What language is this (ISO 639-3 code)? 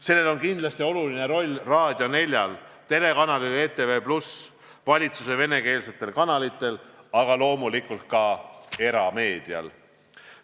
est